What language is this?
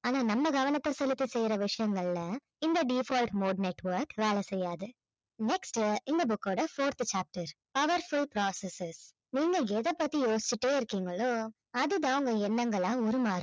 Tamil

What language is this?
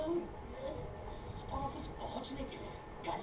Bhojpuri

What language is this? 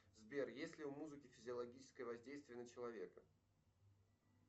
Russian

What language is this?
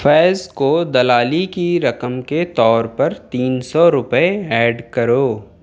Urdu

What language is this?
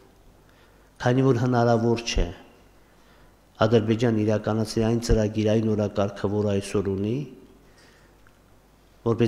Romanian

